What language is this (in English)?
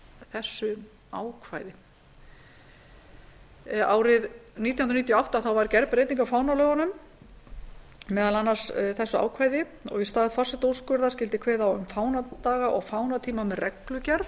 Icelandic